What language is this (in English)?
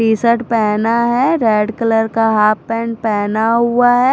Hindi